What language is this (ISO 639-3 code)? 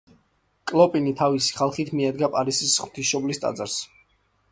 kat